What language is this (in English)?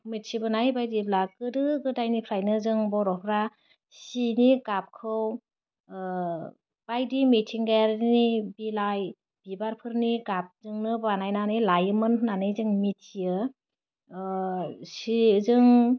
Bodo